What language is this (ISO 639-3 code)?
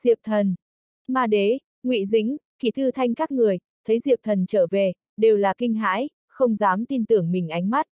vie